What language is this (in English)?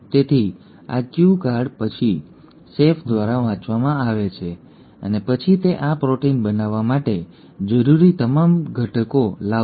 Gujarati